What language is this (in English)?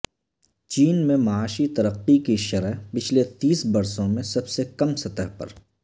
Urdu